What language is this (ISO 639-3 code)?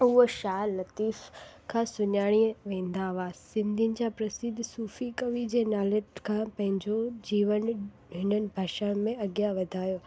snd